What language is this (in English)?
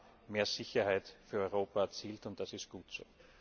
German